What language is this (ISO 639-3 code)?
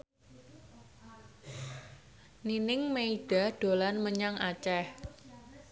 jav